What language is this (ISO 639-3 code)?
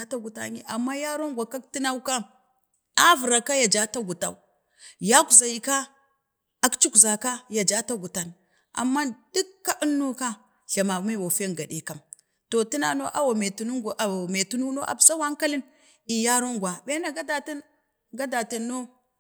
bde